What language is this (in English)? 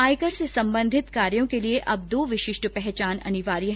Hindi